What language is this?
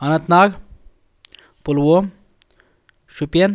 Kashmiri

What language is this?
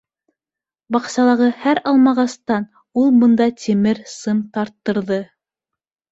Bashkir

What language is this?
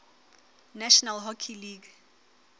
Southern Sotho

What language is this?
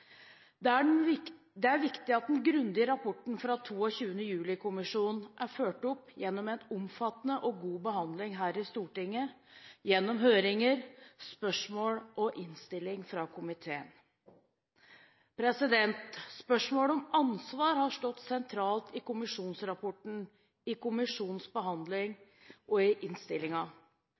Norwegian Bokmål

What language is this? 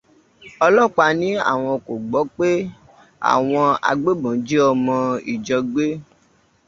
Yoruba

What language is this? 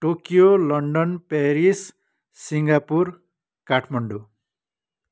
Nepali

